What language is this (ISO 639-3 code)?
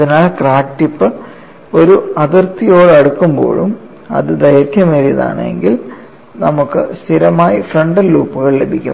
mal